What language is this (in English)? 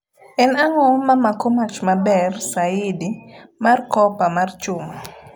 Luo (Kenya and Tanzania)